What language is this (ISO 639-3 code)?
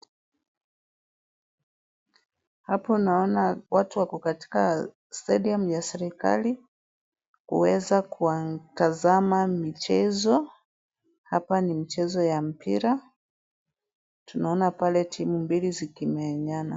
swa